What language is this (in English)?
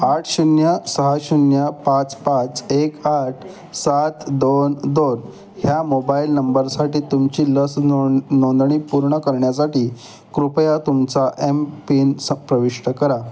Marathi